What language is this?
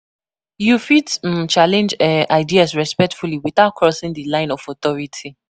Nigerian Pidgin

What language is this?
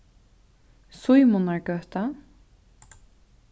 Faroese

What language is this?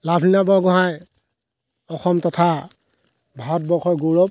Assamese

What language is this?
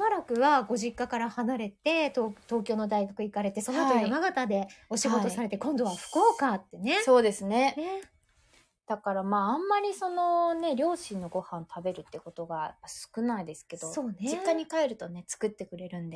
Japanese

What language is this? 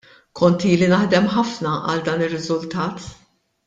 Maltese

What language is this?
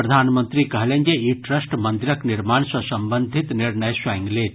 Maithili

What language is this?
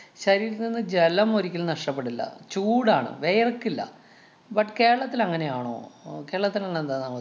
Malayalam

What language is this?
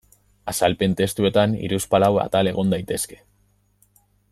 Basque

